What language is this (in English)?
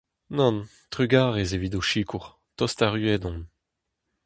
Breton